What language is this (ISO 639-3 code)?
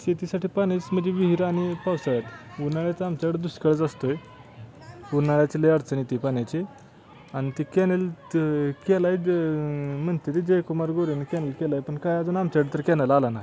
mar